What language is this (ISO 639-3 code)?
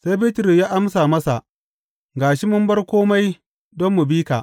hau